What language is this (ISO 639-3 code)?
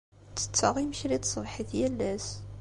kab